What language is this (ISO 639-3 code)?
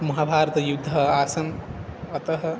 san